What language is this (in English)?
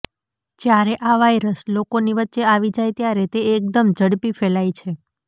Gujarati